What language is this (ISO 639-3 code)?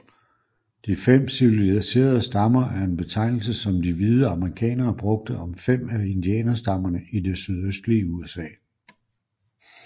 dan